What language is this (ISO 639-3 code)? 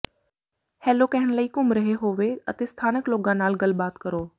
pan